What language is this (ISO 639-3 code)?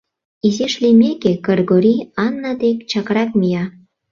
chm